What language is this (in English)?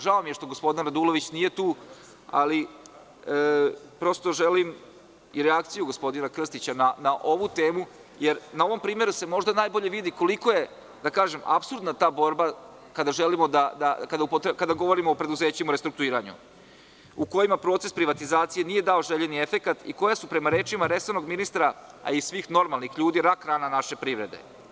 Serbian